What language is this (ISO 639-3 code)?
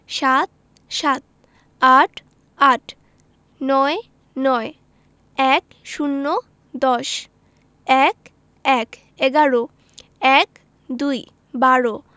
ben